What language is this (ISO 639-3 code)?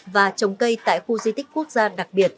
vie